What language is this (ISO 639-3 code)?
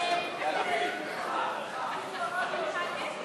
heb